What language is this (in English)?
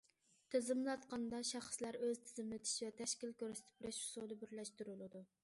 Uyghur